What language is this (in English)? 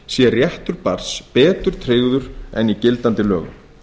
Icelandic